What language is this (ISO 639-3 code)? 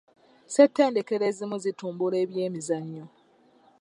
lug